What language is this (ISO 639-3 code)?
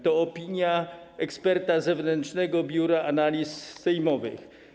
pol